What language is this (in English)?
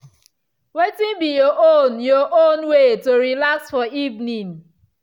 Nigerian Pidgin